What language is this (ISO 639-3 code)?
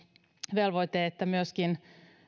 fin